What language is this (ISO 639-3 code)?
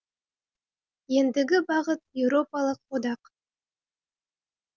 kaz